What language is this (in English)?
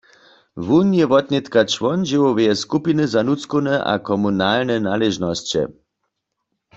Upper Sorbian